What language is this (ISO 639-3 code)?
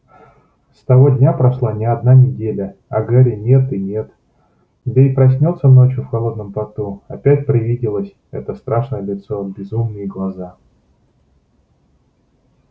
rus